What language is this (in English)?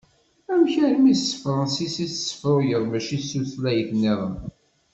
Kabyle